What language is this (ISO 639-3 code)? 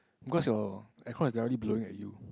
eng